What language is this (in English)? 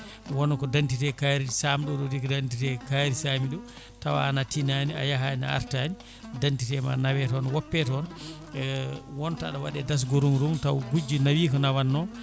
Fula